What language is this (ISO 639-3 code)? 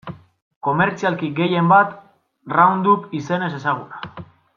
eus